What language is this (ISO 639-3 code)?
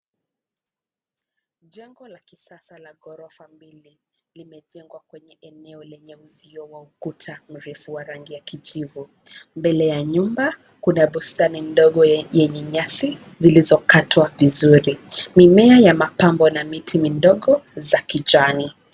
swa